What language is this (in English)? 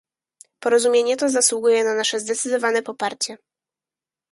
Polish